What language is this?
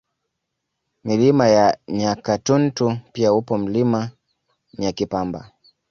Swahili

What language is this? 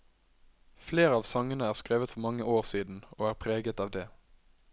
Norwegian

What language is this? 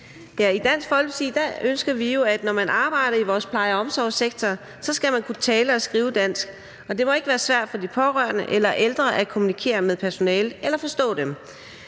Danish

